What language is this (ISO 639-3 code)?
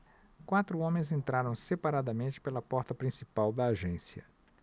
por